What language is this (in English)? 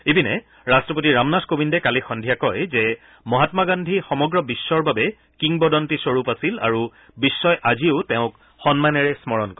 Assamese